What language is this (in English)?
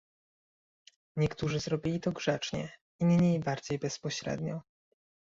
Polish